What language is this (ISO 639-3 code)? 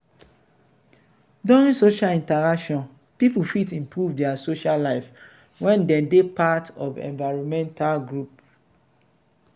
pcm